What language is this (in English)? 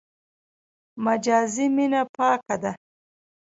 Pashto